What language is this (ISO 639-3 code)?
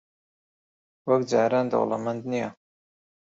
ckb